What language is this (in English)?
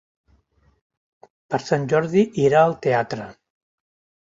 Catalan